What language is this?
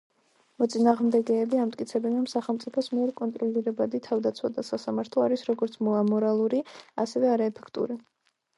Georgian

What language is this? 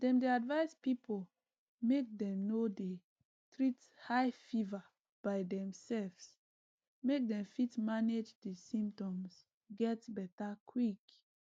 Nigerian Pidgin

